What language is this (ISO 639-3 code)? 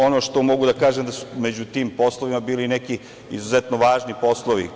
srp